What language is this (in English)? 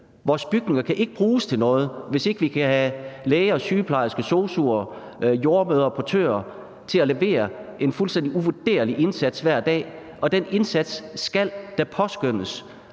Danish